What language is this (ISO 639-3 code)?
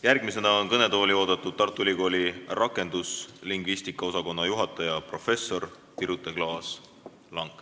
est